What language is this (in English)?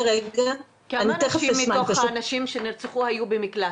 Hebrew